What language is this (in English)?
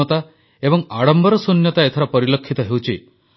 Odia